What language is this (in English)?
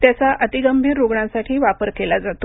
Marathi